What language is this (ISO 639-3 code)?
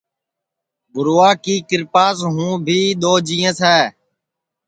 ssi